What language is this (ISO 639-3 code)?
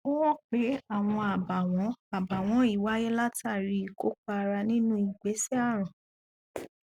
yor